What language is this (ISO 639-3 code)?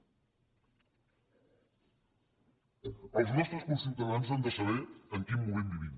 cat